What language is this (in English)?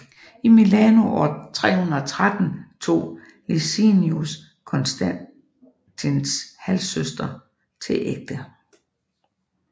Danish